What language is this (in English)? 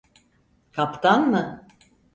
Turkish